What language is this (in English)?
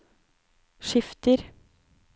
Norwegian